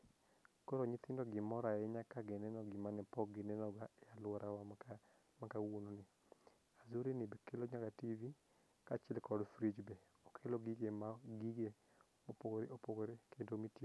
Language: Luo (Kenya and Tanzania)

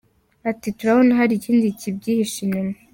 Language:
Kinyarwanda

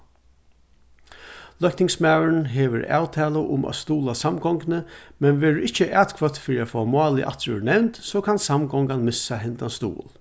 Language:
Faroese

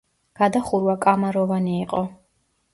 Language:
Georgian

